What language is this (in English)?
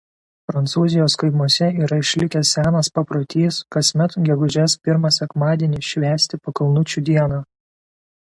Lithuanian